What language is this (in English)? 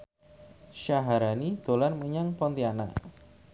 Javanese